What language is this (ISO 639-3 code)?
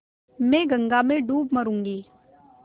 hin